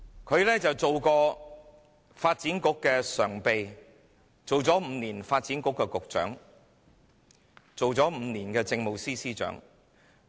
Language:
Cantonese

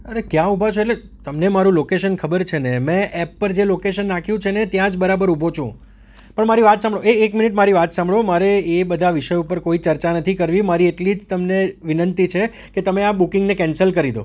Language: Gujarati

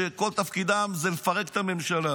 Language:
Hebrew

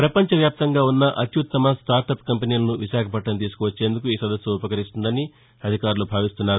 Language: Telugu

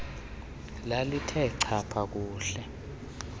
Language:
Xhosa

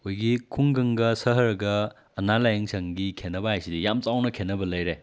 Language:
Manipuri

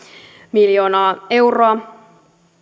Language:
Finnish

